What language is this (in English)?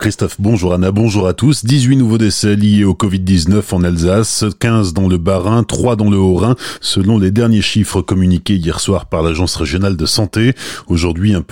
French